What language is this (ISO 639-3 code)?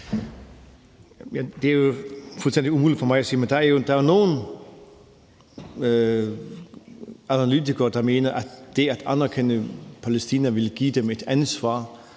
dan